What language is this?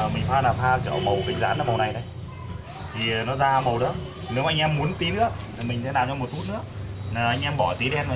Vietnamese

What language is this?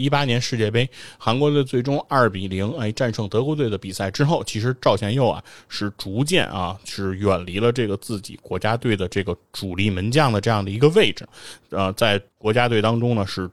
Chinese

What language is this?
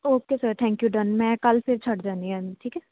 Punjabi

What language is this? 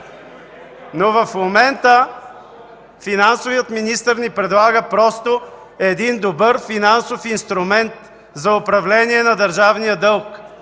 Bulgarian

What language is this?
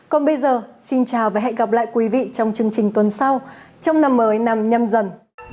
Vietnamese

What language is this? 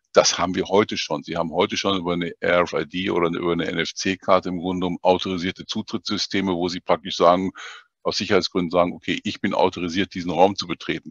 German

